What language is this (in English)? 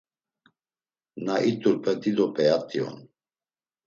Laz